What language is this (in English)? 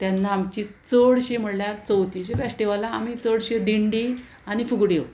Konkani